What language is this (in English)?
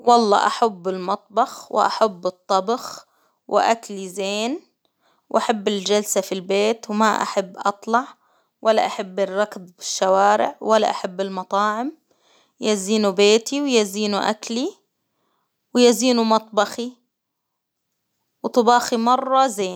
Hijazi Arabic